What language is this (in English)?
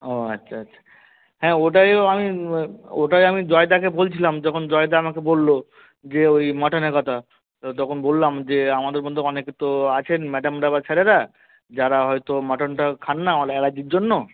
Bangla